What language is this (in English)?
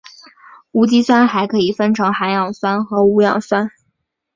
Chinese